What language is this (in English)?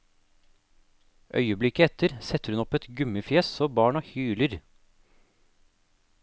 Norwegian